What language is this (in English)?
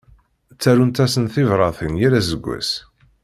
Kabyle